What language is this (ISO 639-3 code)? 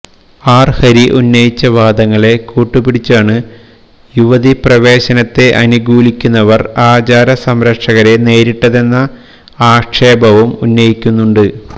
mal